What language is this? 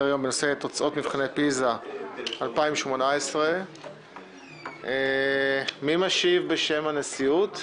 Hebrew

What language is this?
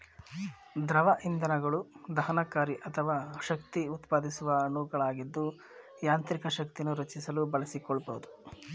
Kannada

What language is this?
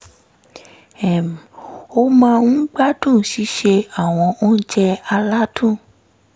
Yoruba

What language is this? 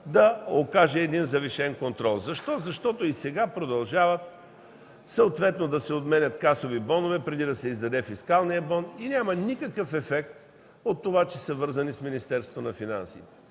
Bulgarian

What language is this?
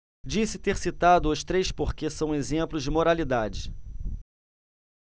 Portuguese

